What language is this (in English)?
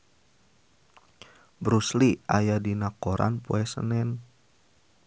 Sundanese